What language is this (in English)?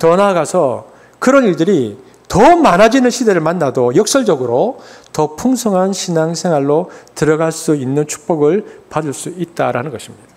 Korean